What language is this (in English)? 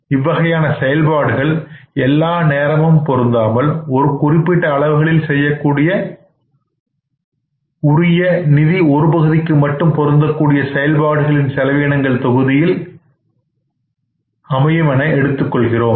Tamil